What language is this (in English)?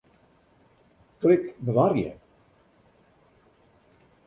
Western Frisian